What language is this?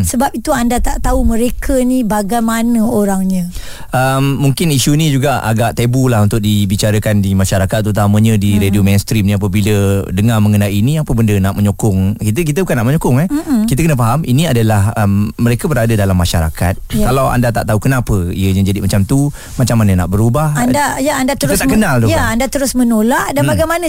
Malay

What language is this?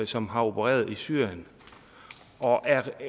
Danish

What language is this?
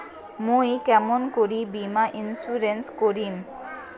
Bangla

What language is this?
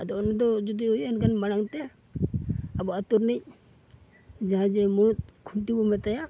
Santali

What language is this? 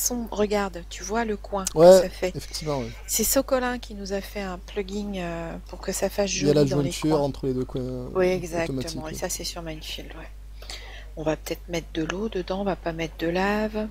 French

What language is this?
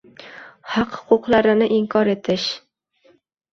Uzbek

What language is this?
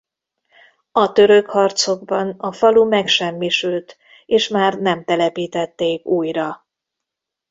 Hungarian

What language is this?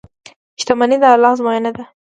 Pashto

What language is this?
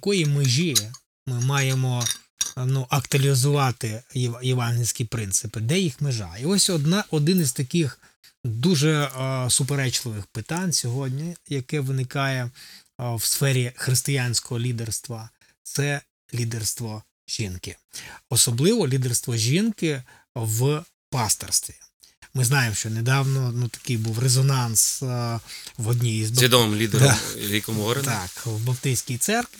Ukrainian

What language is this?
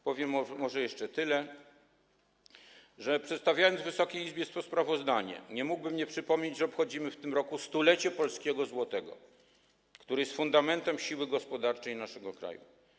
Polish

